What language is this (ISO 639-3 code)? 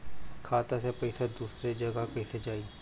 bho